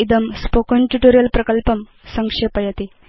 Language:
Sanskrit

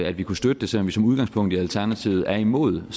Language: Danish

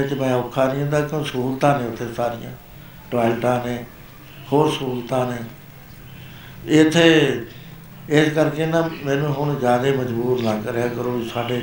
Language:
Punjabi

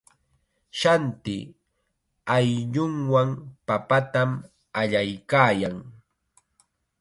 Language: Chiquián Ancash Quechua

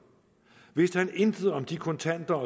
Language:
Danish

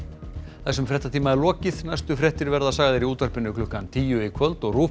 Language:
Icelandic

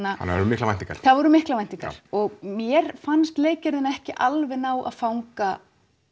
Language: Icelandic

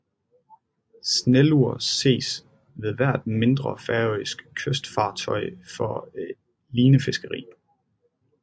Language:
Danish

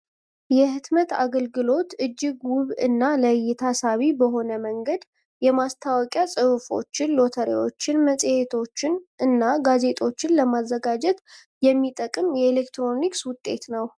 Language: Amharic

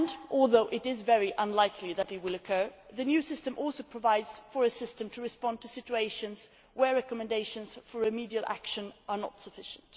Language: English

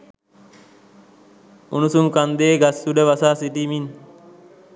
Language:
Sinhala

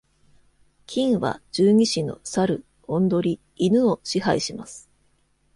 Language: Japanese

